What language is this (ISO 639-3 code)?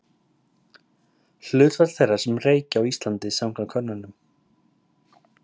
isl